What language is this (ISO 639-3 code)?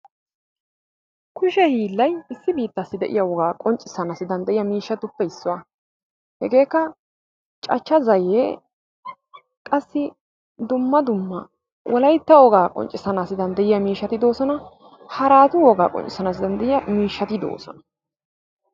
wal